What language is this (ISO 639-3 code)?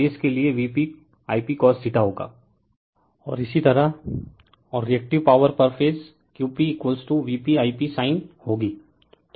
hin